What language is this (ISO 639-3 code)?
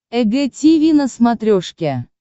rus